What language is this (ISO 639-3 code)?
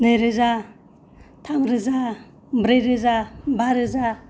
brx